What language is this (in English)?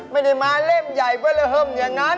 Thai